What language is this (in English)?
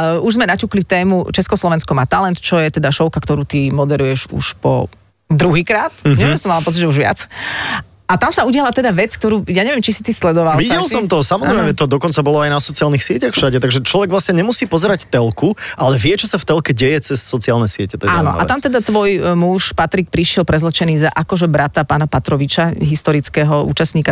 Slovak